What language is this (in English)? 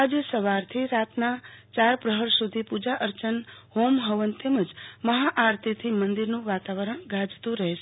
Gujarati